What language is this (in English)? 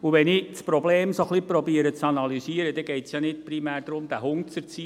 Swiss German